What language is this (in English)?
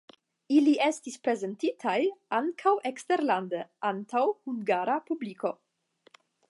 Esperanto